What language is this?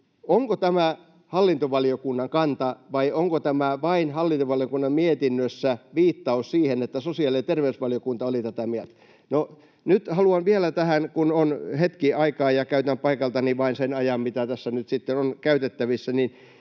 Finnish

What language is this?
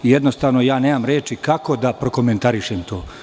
Serbian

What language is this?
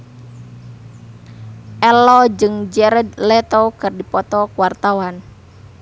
Sundanese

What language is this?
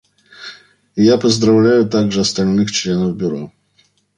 Russian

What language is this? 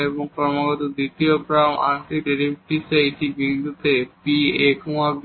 Bangla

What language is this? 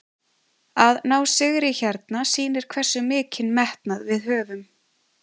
Icelandic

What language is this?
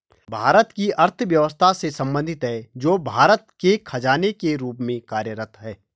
Hindi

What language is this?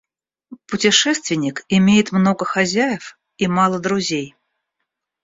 Russian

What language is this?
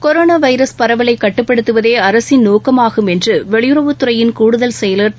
Tamil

